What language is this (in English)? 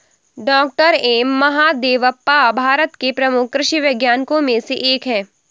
Hindi